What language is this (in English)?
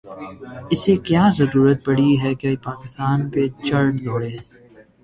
Urdu